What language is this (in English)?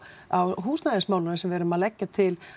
Icelandic